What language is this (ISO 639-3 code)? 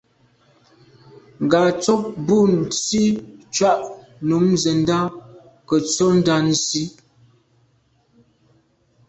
byv